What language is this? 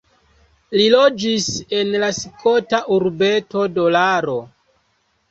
Esperanto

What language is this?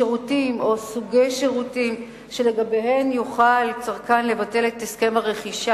Hebrew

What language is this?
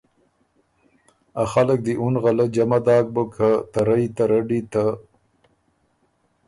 Ormuri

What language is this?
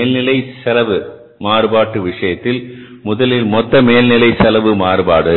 Tamil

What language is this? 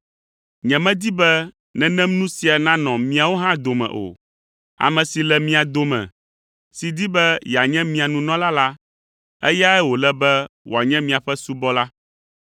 Ewe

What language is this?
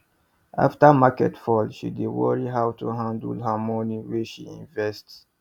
Nigerian Pidgin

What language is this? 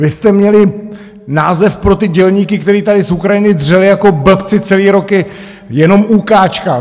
Czech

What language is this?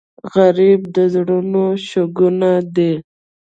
Pashto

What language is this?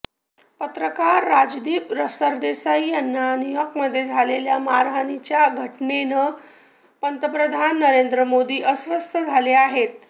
Marathi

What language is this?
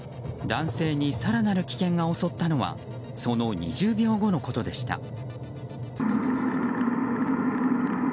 Japanese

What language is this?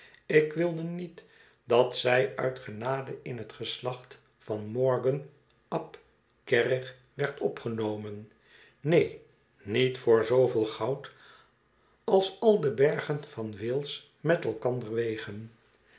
Dutch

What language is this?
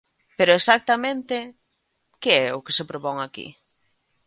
Galician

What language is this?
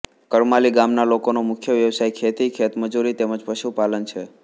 Gujarati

